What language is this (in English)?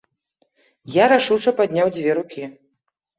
Belarusian